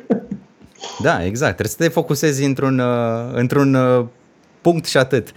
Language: Romanian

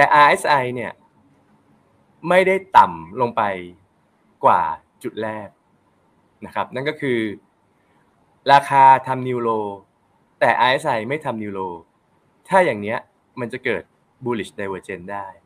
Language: Thai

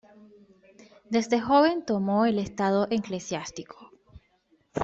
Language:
Spanish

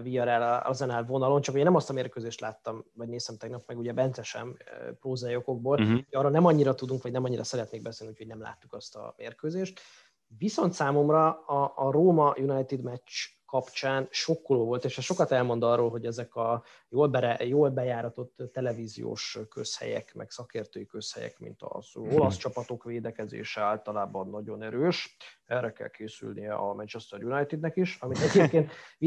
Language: Hungarian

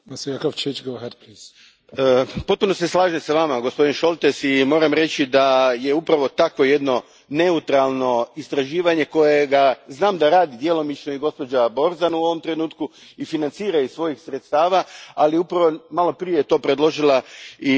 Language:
Croatian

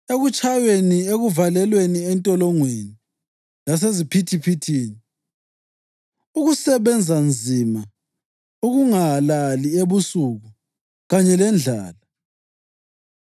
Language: North Ndebele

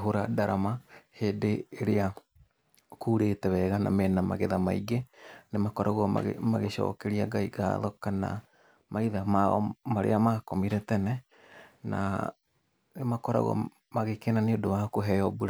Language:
Kikuyu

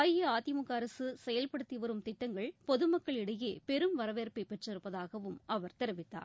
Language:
Tamil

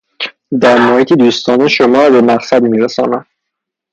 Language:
Persian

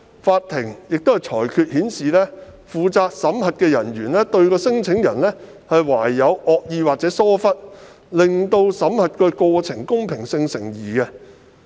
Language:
Cantonese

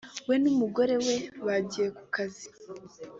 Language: Kinyarwanda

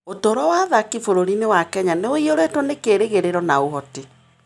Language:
Kikuyu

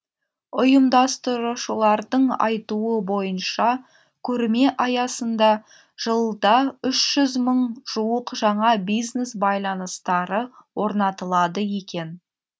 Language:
Kazakh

